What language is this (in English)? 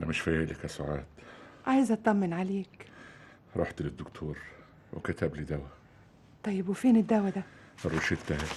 Arabic